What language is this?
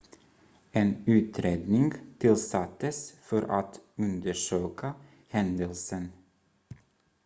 Swedish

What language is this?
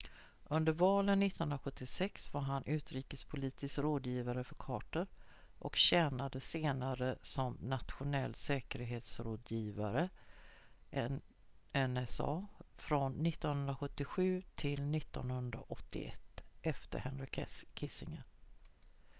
Swedish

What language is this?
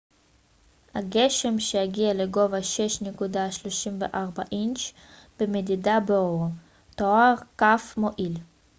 Hebrew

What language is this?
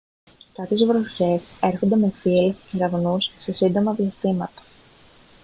Greek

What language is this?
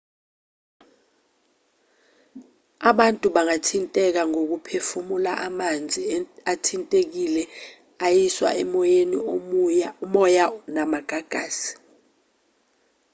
Zulu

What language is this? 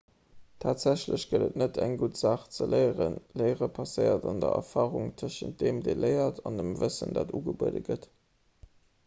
Luxembourgish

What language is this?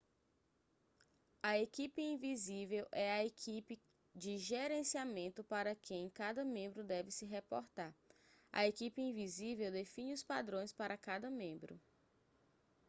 Portuguese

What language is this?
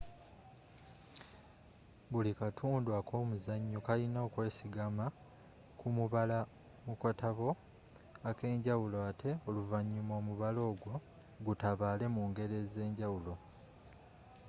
Ganda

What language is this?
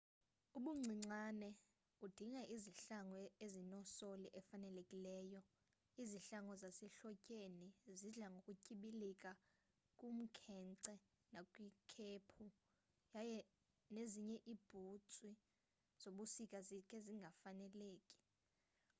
Xhosa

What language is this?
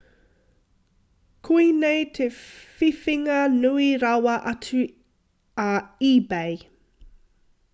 Māori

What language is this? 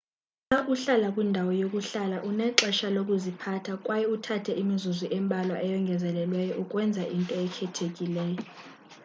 Xhosa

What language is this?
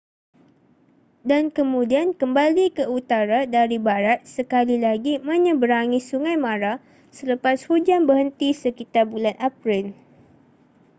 Malay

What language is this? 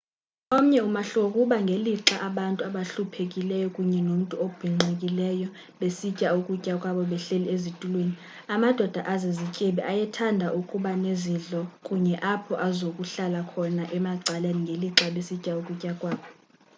Xhosa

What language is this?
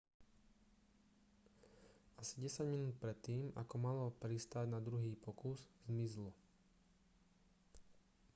Slovak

